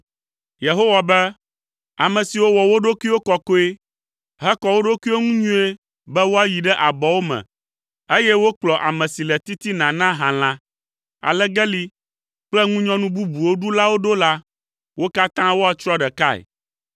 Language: Ewe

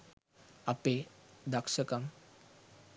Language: Sinhala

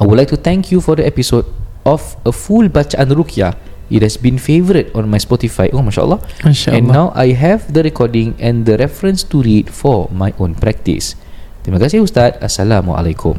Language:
Malay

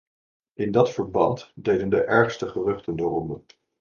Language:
Dutch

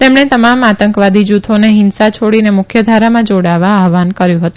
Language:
Gujarati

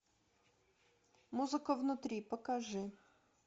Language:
Russian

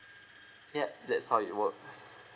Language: English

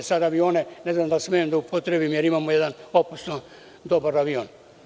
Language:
Serbian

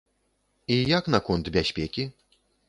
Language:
Belarusian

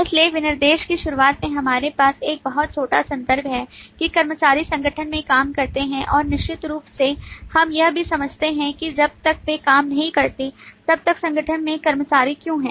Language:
Hindi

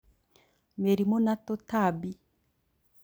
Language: Kikuyu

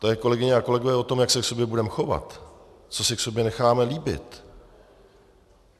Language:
Czech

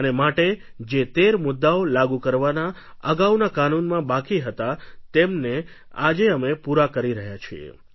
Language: Gujarati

